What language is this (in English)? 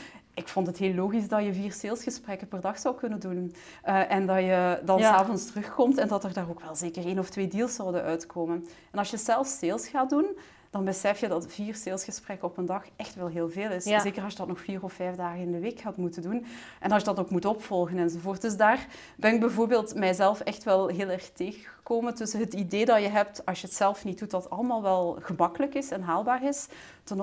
Dutch